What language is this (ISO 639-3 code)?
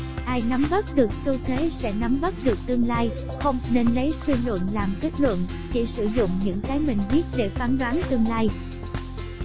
vie